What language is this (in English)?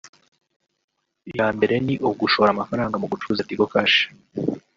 Kinyarwanda